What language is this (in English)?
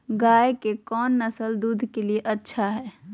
Magahi